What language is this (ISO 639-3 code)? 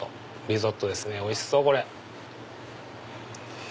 jpn